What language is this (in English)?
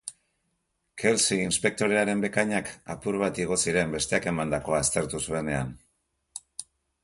Basque